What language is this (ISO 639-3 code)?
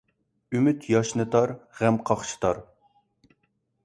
uig